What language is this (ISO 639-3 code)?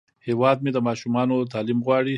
pus